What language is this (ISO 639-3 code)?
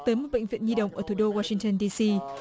vie